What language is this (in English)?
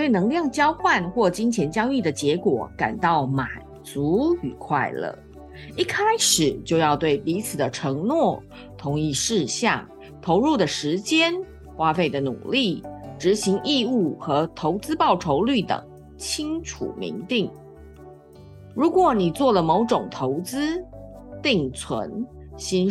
Chinese